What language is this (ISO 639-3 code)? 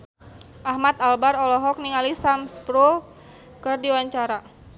sun